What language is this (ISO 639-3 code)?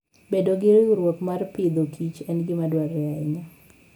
luo